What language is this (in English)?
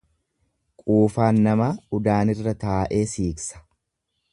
Oromo